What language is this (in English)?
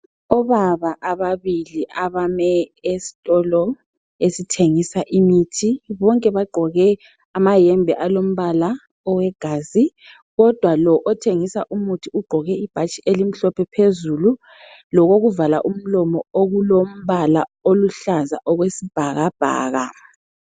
North Ndebele